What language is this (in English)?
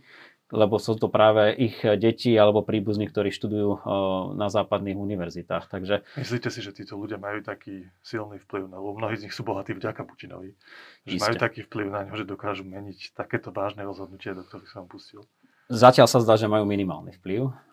Slovak